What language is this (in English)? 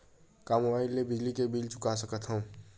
Chhattisgarhi